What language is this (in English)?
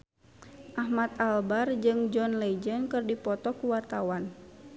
Sundanese